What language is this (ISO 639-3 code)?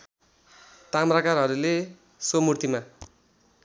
nep